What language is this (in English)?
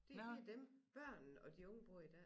Danish